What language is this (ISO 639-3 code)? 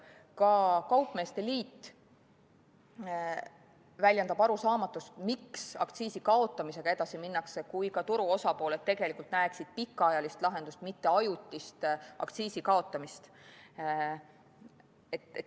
est